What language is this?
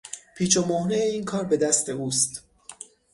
Persian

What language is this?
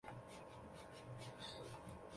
Chinese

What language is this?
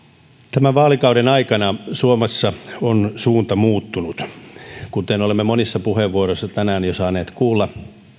Finnish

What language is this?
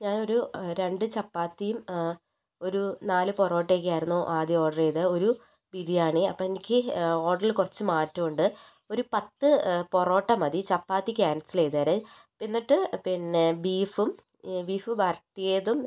Malayalam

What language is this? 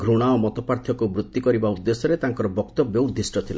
Odia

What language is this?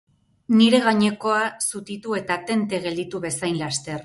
Basque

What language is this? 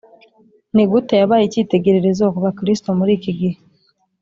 Kinyarwanda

